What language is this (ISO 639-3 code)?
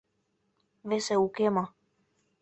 chm